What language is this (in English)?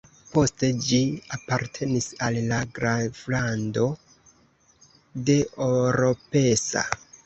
Esperanto